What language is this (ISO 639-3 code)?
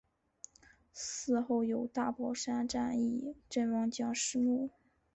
zho